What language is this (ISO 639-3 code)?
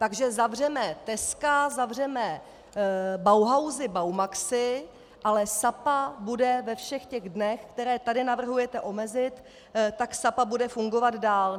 ces